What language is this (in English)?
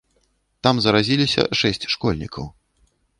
Belarusian